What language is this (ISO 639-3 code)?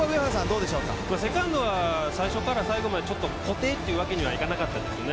jpn